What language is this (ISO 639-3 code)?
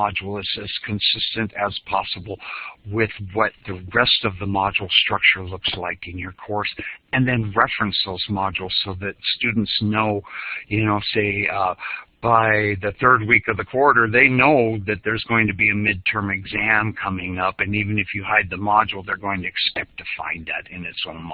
eng